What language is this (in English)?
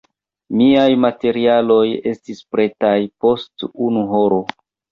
Esperanto